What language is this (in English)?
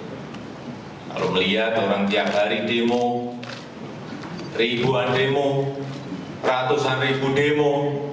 Indonesian